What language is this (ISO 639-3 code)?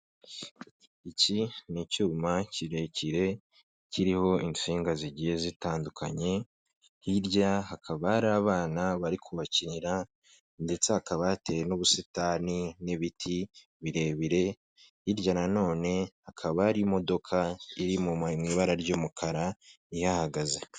kin